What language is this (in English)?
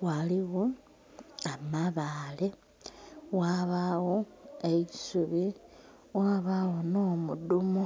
Soga